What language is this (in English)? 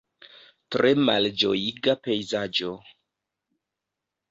Esperanto